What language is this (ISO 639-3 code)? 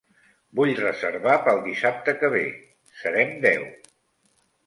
cat